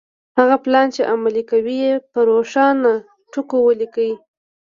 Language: Pashto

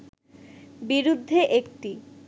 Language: Bangla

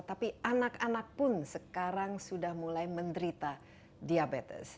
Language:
Indonesian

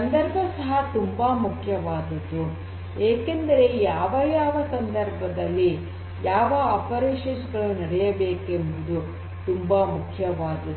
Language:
Kannada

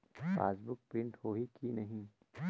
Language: Chhattisgarhi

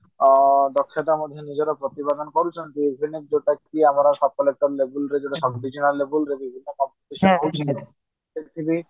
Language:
Odia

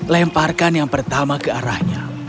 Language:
Indonesian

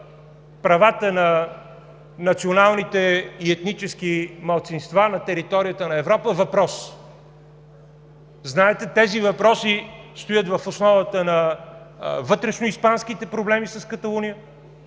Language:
Bulgarian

